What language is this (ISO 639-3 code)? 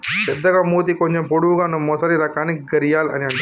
tel